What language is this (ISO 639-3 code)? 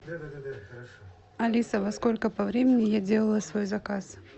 rus